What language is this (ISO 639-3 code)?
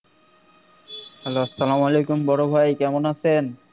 ben